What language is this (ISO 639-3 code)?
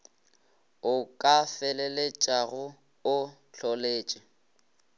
nso